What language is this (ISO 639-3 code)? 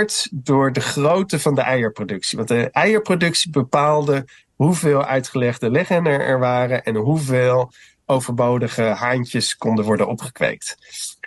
nld